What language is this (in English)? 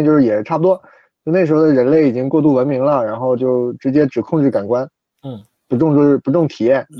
Chinese